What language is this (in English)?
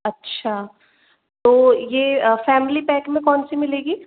Hindi